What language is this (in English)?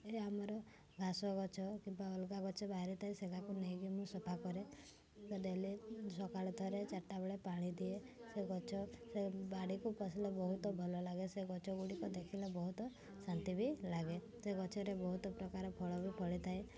Odia